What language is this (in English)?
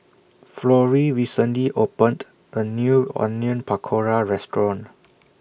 English